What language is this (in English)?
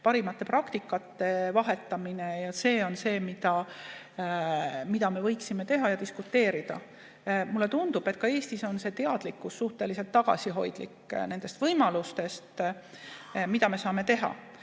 Estonian